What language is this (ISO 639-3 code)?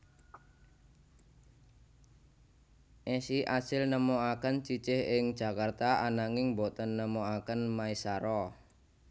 jav